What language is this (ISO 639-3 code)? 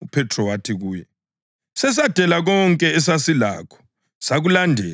nde